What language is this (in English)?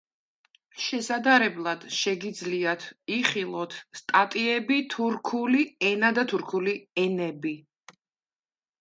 Georgian